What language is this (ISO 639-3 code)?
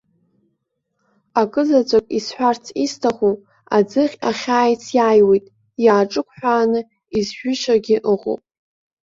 abk